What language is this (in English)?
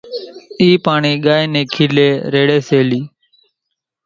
Kachi Koli